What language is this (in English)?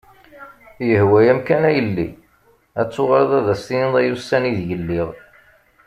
Kabyle